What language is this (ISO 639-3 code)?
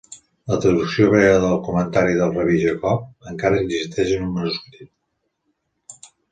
cat